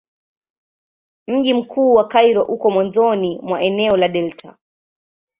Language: Swahili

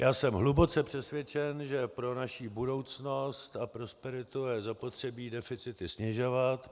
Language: Czech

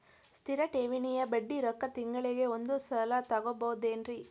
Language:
Kannada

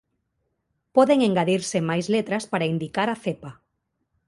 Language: Galician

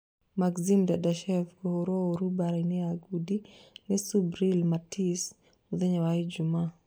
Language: Kikuyu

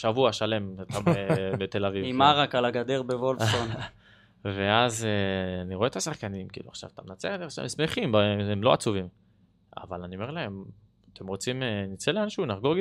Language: Hebrew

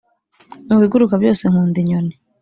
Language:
Kinyarwanda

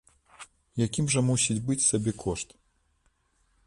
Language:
Belarusian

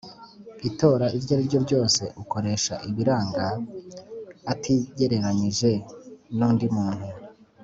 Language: Kinyarwanda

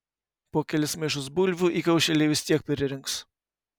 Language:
Lithuanian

